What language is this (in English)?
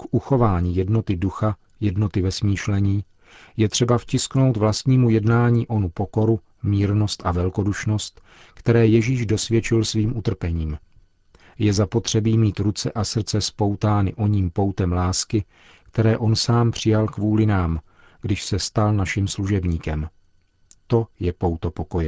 Czech